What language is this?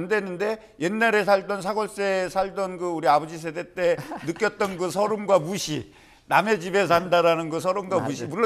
Korean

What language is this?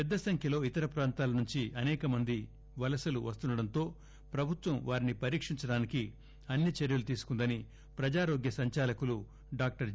Telugu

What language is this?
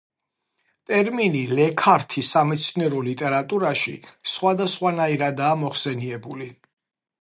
Georgian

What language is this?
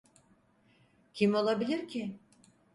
Turkish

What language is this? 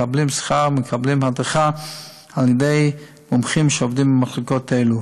Hebrew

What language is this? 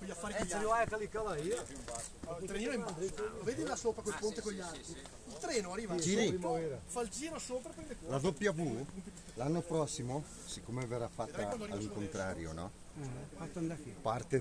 Italian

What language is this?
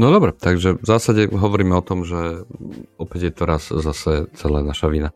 Slovak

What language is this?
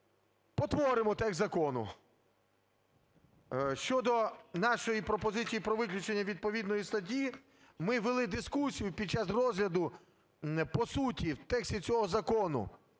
Ukrainian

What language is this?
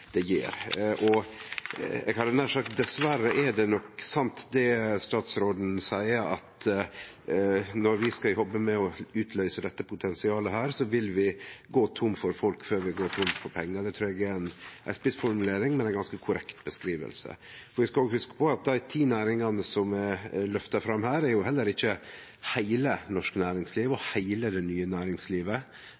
Norwegian Nynorsk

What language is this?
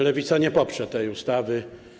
Polish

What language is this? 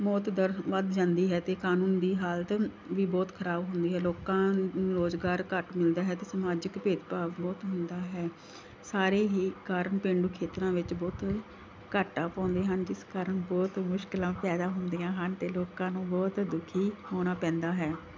Punjabi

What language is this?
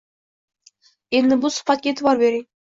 Uzbek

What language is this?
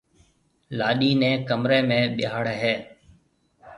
Marwari (Pakistan)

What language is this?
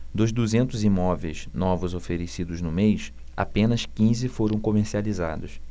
Portuguese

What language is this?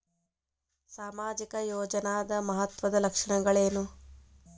Kannada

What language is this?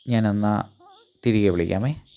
Malayalam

